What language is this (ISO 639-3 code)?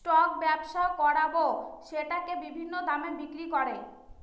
ben